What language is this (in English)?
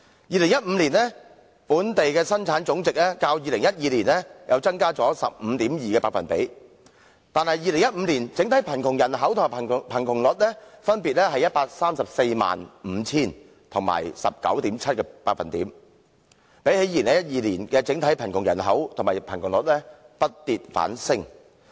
Cantonese